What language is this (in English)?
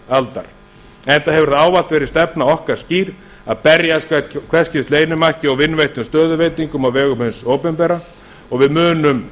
Icelandic